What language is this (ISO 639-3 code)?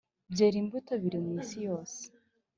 kin